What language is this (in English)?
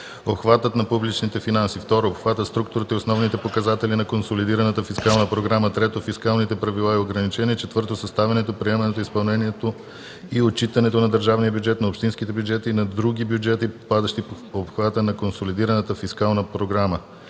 Bulgarian